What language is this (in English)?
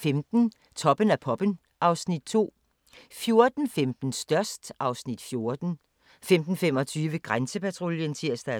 Danish